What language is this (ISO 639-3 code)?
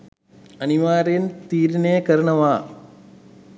sin